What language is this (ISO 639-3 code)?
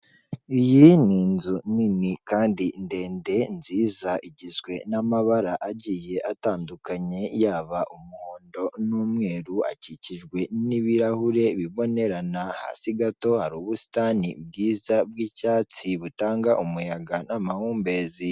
kin